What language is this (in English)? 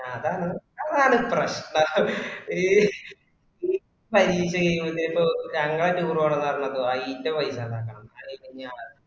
Malayalam